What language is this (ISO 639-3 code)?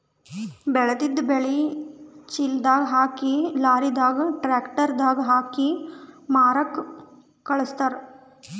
kan